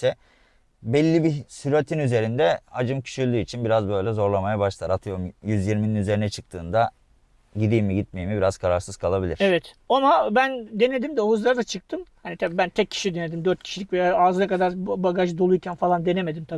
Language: Turkish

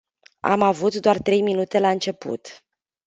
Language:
Romanian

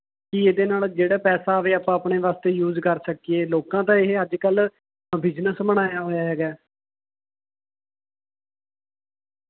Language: Punjabi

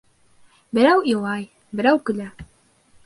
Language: Bashkir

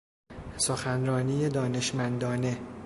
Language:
Persian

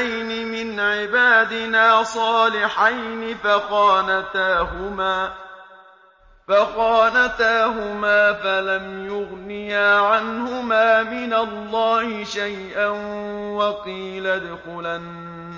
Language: Arabic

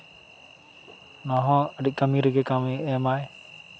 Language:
Santali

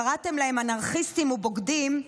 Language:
Hebrew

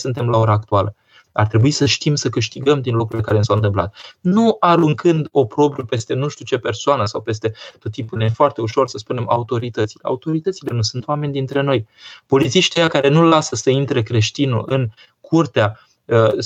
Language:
Romanian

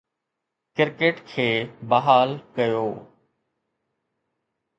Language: Sindhi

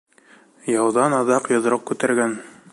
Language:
Bashkir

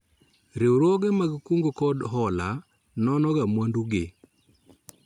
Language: Luo (Kenya and Tanzania)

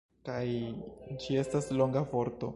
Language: Esperanto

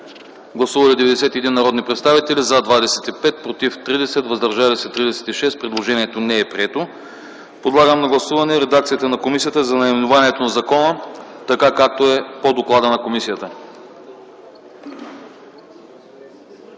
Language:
Bulgarian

